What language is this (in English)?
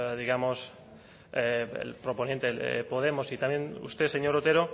Spanish